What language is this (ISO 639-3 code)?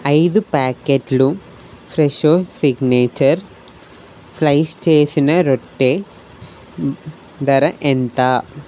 tel